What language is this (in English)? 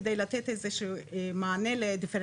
Hebrew